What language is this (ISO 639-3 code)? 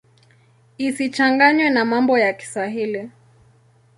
swa